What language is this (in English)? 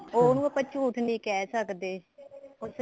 Punjabi